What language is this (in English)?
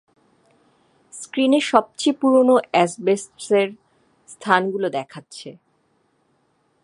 Bangla